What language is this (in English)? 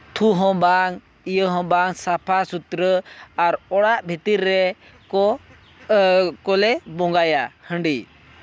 Santali